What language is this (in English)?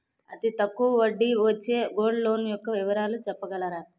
Telugu